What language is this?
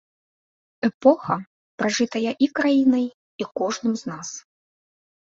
Belarusian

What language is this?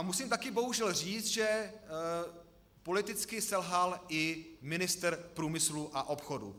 Czech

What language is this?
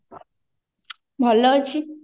Odia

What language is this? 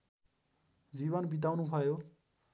Nepali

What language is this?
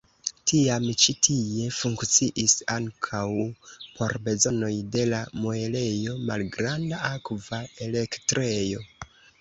Esperanto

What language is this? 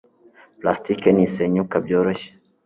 Kinyarwanda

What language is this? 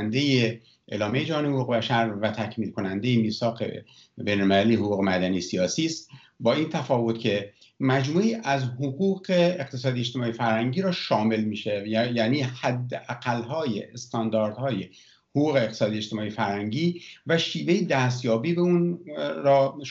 Persian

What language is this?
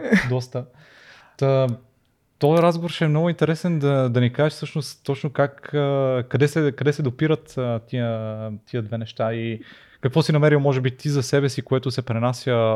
Bulgarian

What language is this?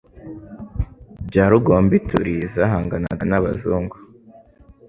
Kinyarwanda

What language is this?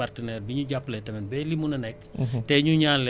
Wolof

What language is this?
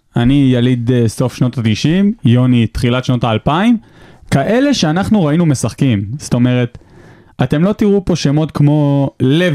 Hebrew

